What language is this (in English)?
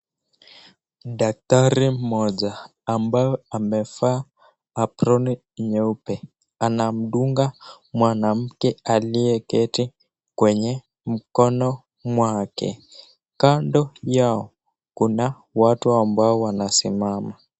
Swahili